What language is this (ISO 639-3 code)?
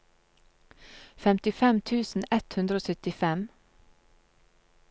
nor